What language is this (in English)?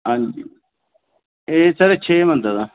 Dogri